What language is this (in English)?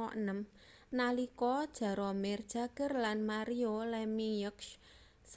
Javanese